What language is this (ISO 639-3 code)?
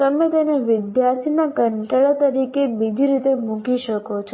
guj